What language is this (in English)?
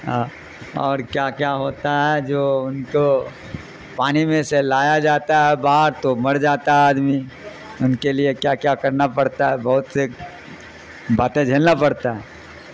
Urdu